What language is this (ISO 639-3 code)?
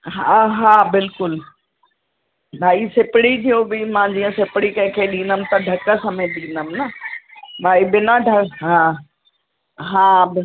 snd